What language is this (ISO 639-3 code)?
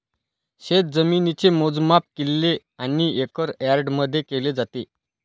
mar